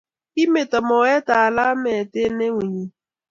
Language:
Kalenjin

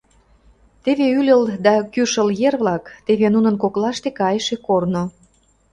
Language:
Mari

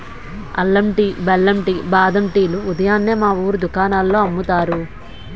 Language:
Telugu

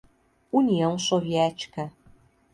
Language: Portuguese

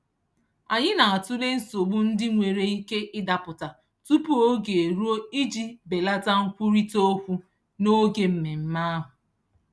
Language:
Igbo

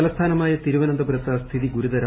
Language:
Malayalam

